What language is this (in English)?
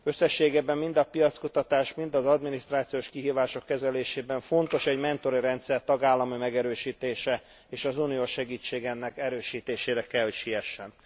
Hungarian